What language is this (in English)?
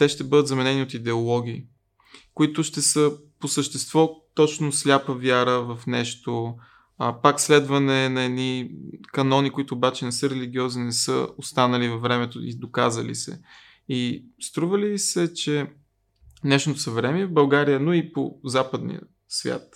Bulgarian